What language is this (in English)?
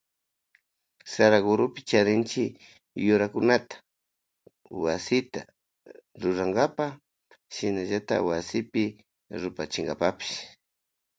Loja Highland Quichua